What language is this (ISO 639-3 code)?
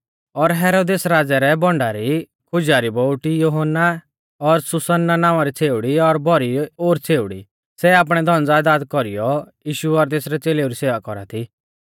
bfz